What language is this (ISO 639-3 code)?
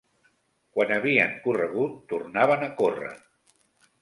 cat